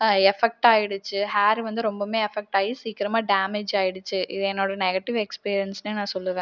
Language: Tamil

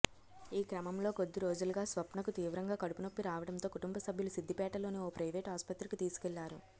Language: Telugu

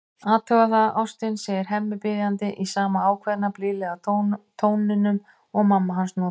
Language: Icelandic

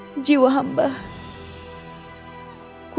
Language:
Indonesian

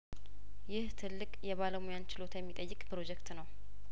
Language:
Amharic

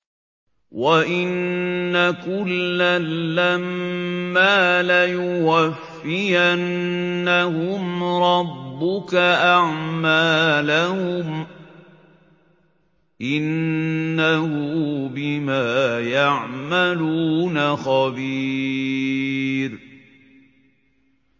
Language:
Arabic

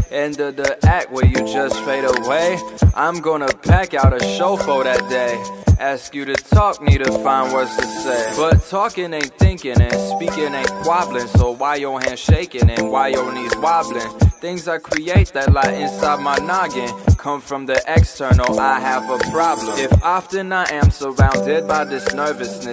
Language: English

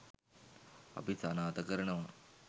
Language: Sinhala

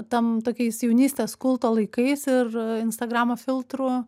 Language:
Lithuanian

